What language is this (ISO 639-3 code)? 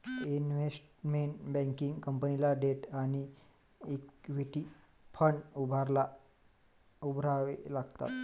mar